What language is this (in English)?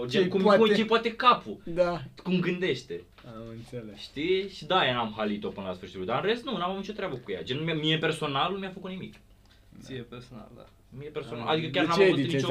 Romanian